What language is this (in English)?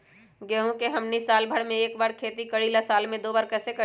Magahi